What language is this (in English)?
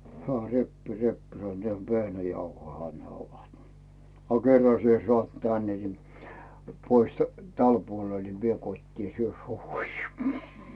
Finnish